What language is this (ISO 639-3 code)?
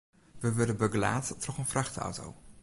fry